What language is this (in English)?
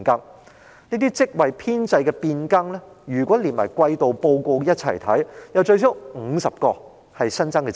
Cantonese